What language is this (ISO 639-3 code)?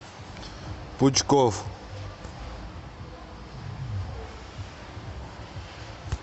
rus